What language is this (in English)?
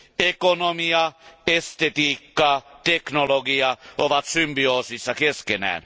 Finnish